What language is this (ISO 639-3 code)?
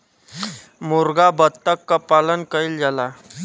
bho